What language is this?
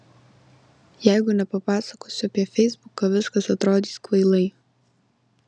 Lithuanian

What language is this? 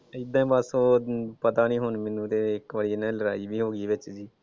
Punjabi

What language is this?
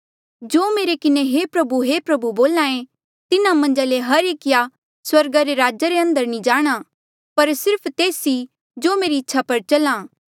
Mandeali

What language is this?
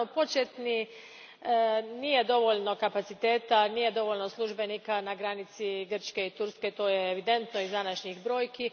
Croatian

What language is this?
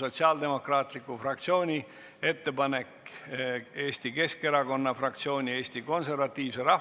Estonian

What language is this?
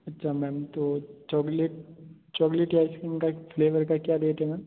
Hindi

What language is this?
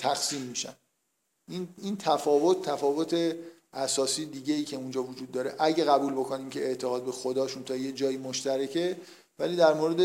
Persian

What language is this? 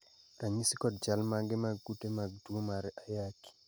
Luo (Kenya and Tanzania)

